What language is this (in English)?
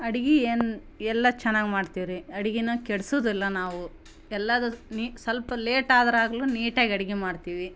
Kannada